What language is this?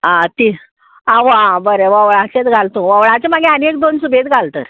Konkani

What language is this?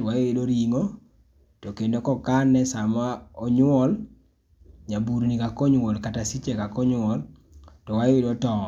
Luo (Kenya and Tanzania)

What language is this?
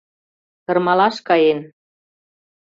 Mari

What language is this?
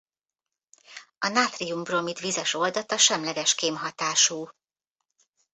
Hungarian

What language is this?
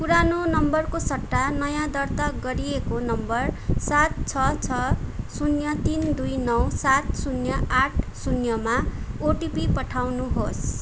Nepali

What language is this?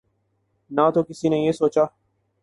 Urdu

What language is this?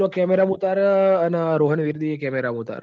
Gujarati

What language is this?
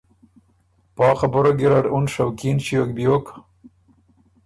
Ormuri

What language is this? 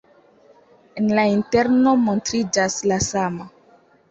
Esperanto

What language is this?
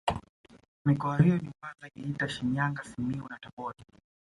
Swahili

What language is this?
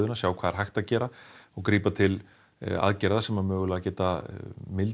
Icelandic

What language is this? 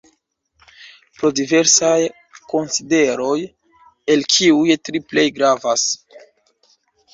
Esperanto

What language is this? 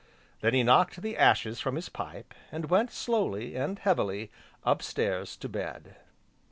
English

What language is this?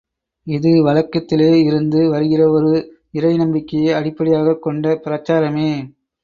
Tamil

